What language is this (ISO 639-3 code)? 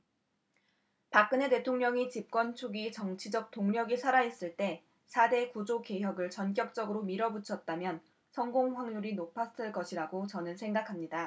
kor